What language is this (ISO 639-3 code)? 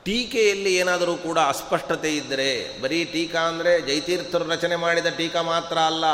kan